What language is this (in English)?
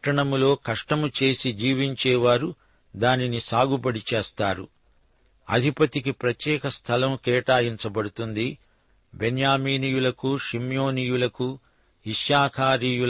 Telugu